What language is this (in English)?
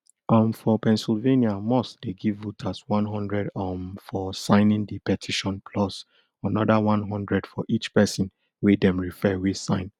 Nigerian Pidgin